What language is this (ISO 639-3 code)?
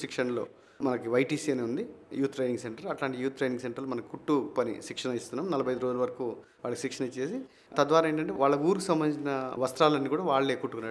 hin